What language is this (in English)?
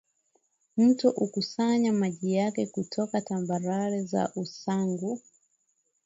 Swahili